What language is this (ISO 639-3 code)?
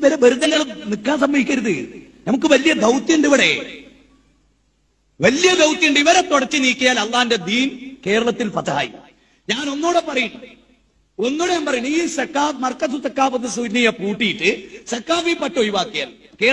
mal